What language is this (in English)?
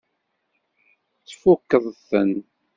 Kabyle